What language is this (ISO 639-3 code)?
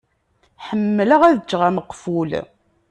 kab